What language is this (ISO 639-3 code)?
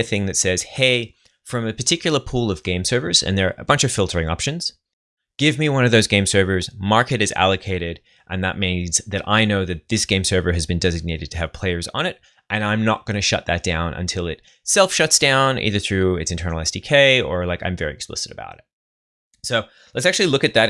eng